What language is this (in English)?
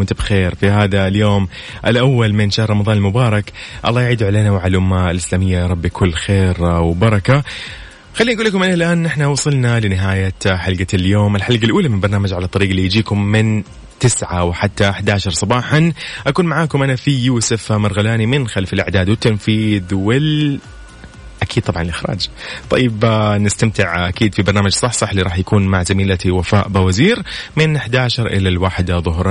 Arabic